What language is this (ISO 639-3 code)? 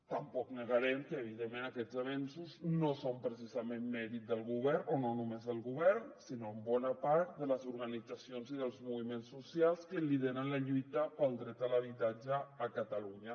cat